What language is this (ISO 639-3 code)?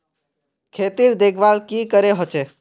mag